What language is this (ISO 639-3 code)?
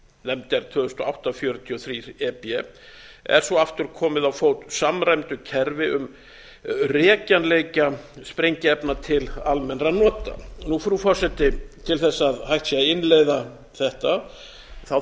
isl